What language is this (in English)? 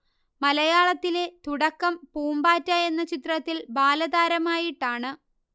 Malayalam